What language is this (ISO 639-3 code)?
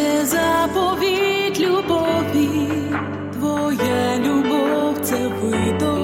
ukr